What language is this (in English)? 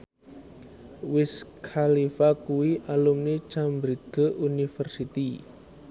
Javanese